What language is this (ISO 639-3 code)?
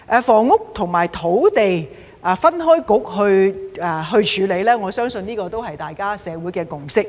yue